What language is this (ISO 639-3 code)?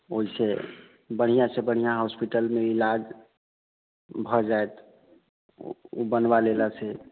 mai